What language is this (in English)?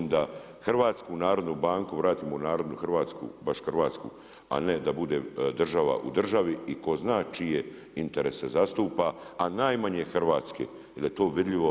Croatian